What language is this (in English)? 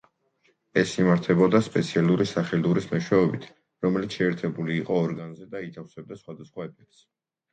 Georgian